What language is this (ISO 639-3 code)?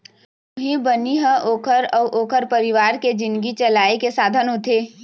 hne